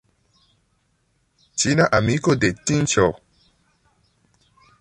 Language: Esperanto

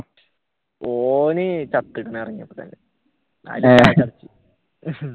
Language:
Malayalam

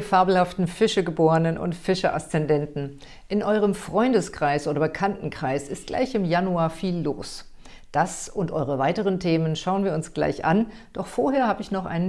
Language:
German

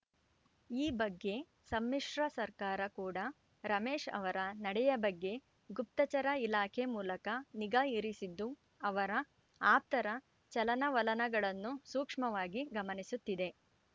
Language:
Kannada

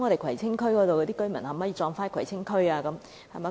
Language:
Cantonese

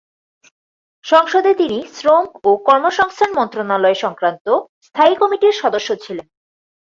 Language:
Bangla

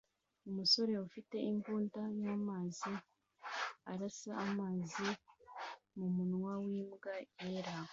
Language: Kinyarwanda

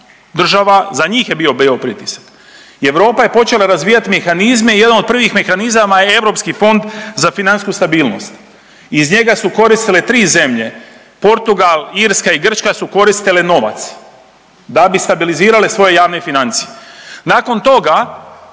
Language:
Croatian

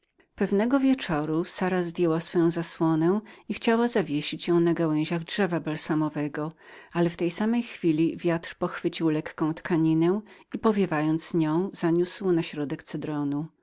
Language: Polish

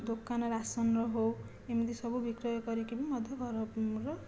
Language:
Odia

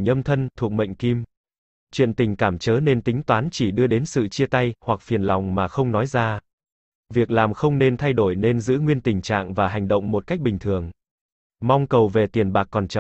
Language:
Vietnamese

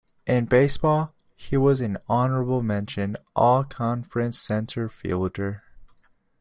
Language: English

